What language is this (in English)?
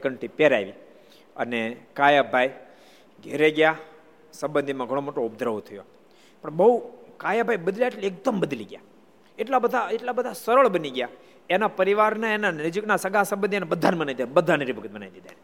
Gujarati